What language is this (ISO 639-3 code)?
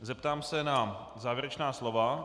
ces